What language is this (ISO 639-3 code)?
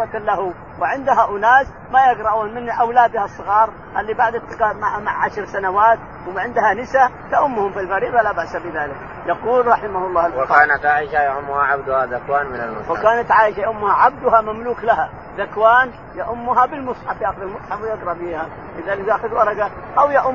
ara